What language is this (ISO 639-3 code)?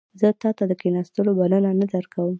pus